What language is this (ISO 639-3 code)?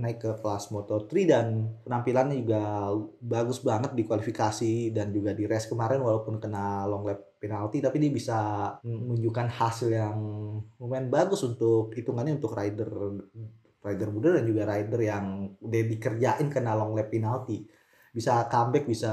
ind